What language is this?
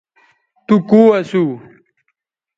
Bateri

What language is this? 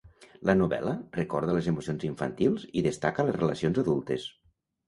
Catalan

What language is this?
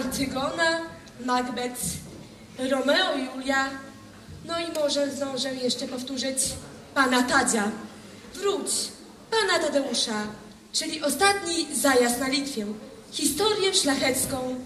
Polish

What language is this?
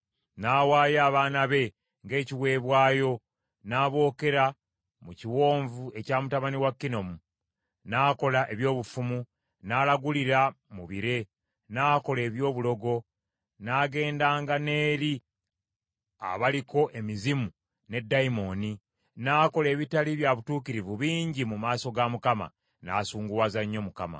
Ganda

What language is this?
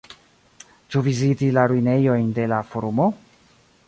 Esperanto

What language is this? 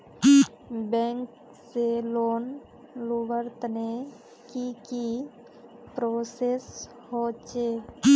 Magahi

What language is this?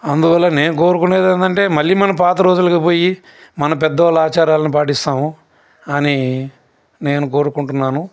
Telugu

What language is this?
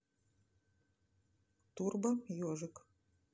Russian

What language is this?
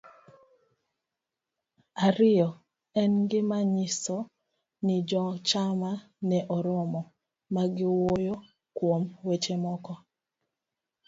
Luo (Kenya and Tanzania)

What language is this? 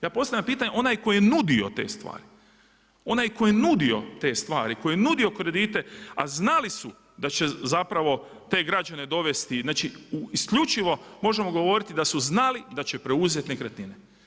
Croatian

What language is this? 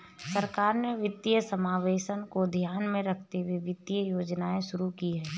Hindi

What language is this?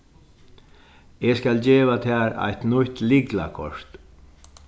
Faroese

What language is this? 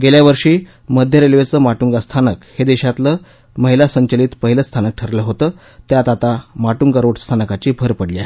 Marathi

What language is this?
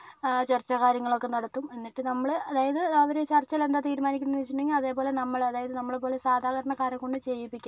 Malayalam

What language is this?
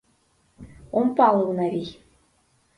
Mari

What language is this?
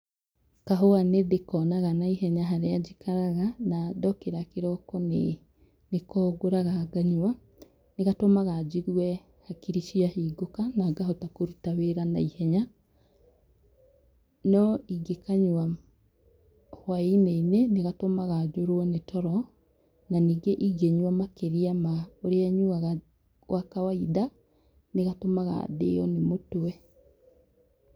Kikuyu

